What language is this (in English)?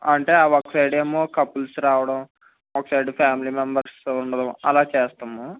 Telugu